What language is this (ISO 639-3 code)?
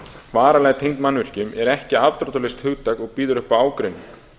isl